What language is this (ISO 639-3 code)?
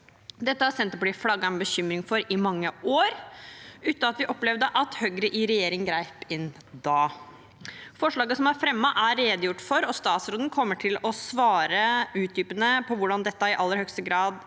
nor